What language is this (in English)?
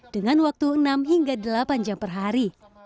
Indonesian